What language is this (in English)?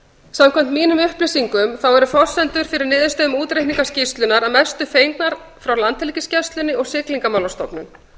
Icelandic